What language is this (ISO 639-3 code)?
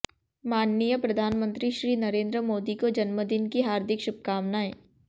hin